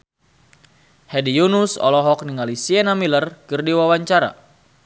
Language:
Sundanese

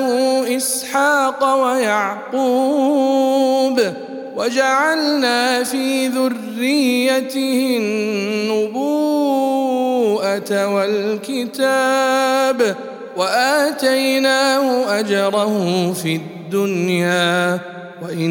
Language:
Arabic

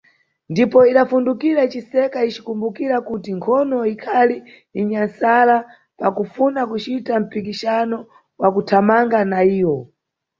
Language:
Nyungwe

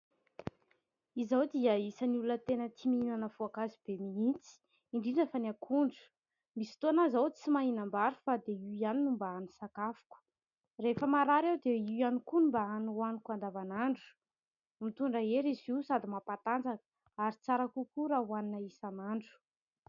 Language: Malagasy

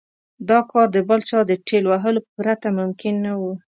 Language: Pashto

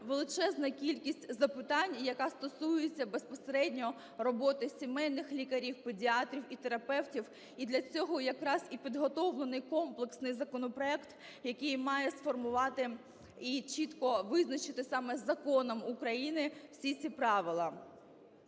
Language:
Ukrainian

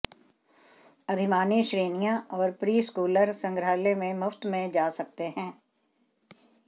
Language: Hindi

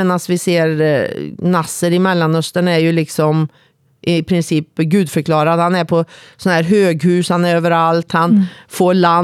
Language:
Swedish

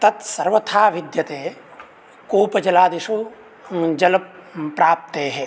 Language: Sanskrit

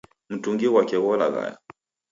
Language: Taita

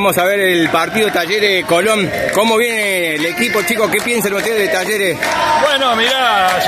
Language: Spanish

